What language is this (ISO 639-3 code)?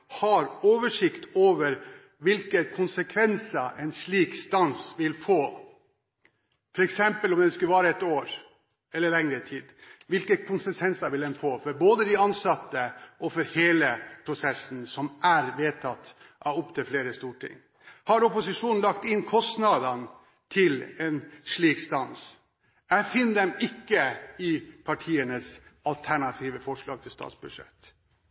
nob